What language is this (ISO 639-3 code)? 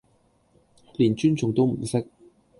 yue